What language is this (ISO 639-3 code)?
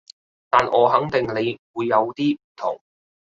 yue